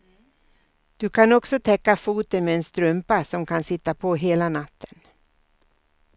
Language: Swedish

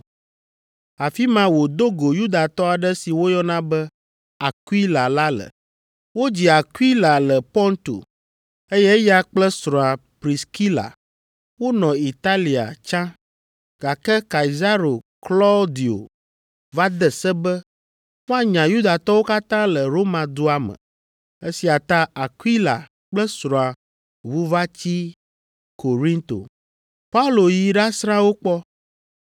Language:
Ewe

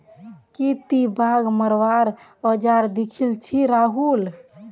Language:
Magahi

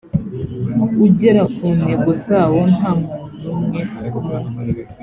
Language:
Kinyarwanda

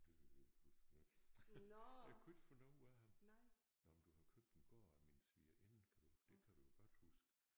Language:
Danish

